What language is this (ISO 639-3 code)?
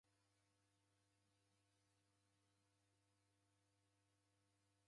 dav